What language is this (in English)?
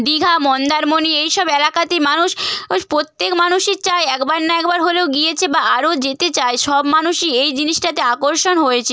Bangla